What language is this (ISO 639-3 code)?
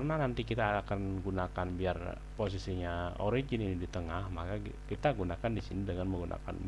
ind